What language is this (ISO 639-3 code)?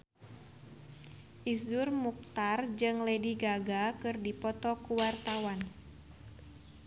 sun